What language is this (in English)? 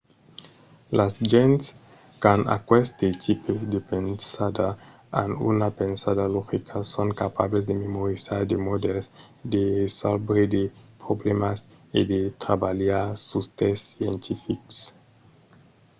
Occitan